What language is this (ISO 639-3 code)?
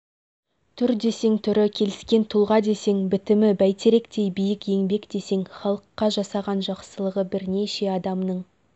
kaz